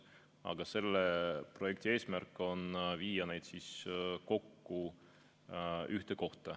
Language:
Estonian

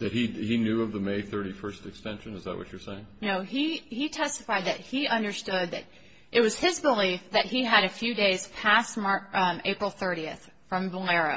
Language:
English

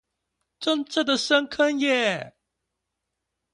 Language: Chinese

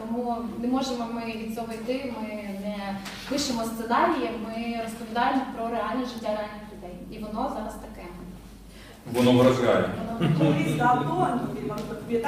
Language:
Ukrainian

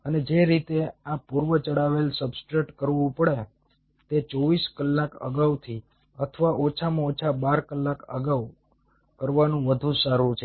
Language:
Gujarati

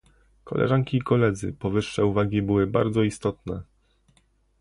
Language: Polish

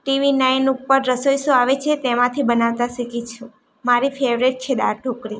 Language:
Gujarati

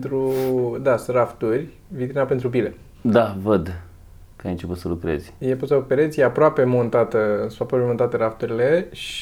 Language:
Romanian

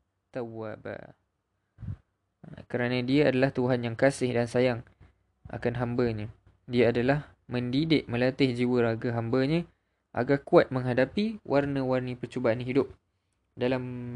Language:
Malay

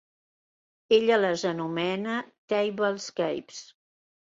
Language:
Catalan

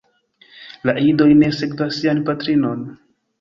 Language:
Esperanto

